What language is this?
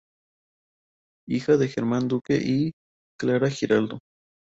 Spanish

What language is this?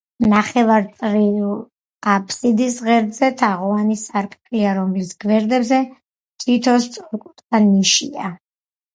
Georgian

